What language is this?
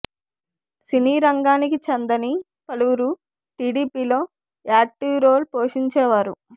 Telugu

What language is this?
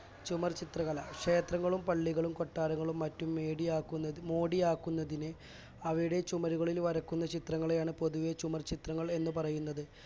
Malayalam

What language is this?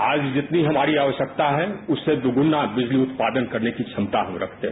Hindi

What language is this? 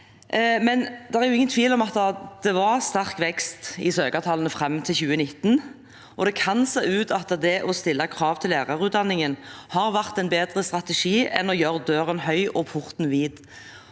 Norwegian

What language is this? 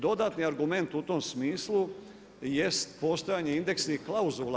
Croatian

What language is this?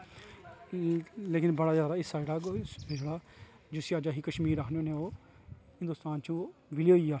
Dogri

